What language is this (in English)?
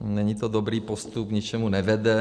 Czech